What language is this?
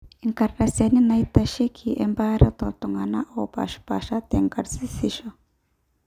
Masai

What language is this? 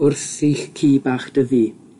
Welsh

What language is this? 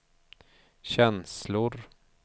Swedish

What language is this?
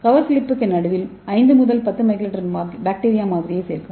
Tamil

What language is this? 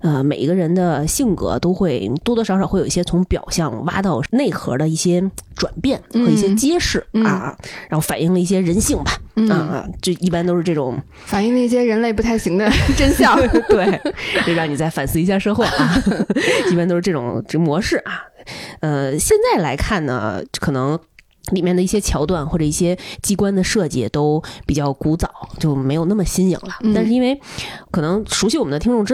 Chinese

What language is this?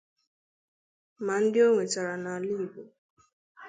Igbo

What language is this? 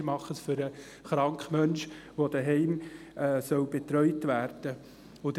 Swiss German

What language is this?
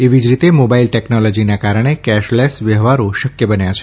Gujarati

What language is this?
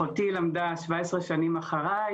Hebrew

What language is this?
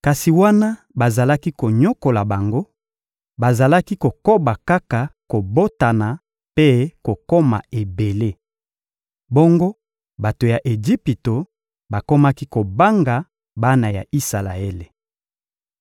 Lingala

